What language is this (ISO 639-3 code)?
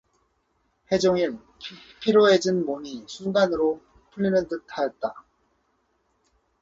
kor